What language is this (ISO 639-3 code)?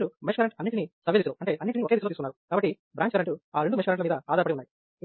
tel